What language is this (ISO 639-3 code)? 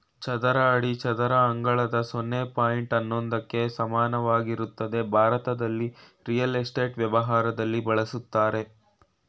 kan